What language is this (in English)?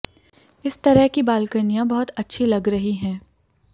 Hindi